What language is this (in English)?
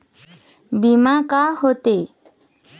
Chhattisgarhi